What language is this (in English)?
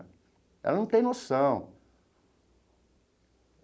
Portuguese